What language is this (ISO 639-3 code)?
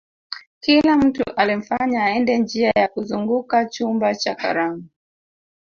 swa